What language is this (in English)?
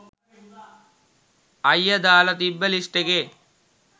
Sinhala